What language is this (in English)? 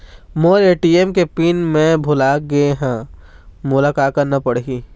Chhattisgarhi